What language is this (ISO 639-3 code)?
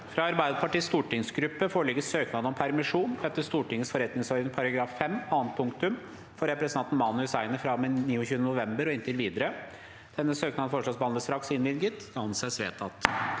nor